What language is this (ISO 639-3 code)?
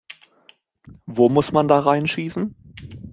deu